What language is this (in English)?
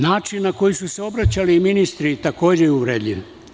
Serbian